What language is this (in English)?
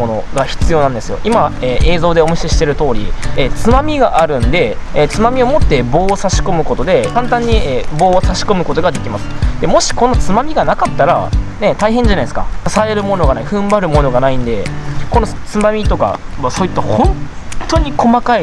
Japanese